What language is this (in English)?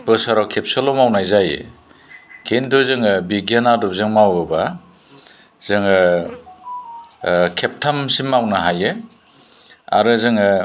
Bodo